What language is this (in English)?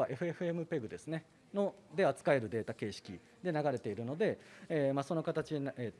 Japanese